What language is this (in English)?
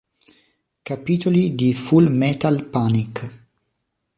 Italian